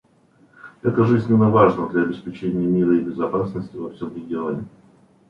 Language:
Russian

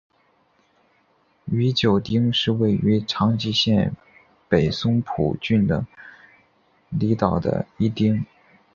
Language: Chinese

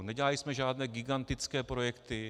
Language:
Czech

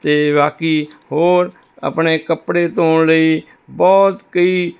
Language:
Punjabi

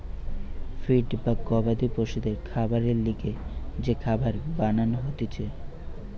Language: Bangla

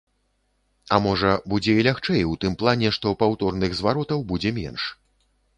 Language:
Belarusian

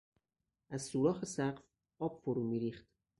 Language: Persian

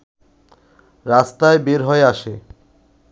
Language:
Bangla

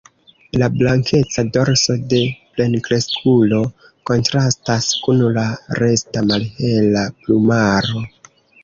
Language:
Esperanto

